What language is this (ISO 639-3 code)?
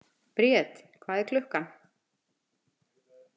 isl